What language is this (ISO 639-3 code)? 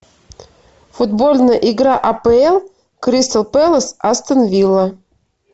rus